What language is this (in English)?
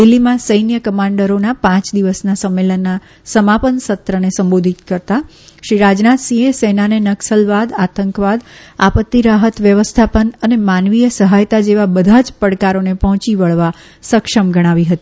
Gujarati